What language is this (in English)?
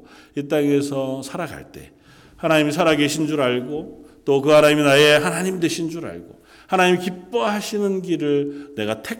Korean